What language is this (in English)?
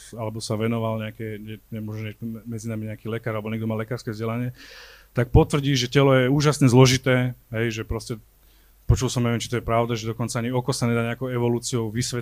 Slovak